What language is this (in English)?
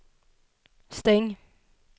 Swedish